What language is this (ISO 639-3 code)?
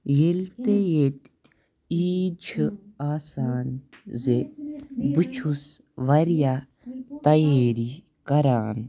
kas